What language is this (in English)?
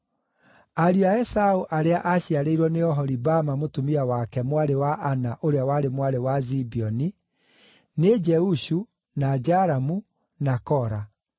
Kikuyu